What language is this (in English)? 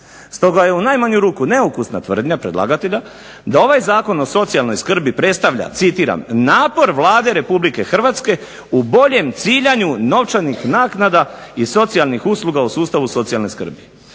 Croatian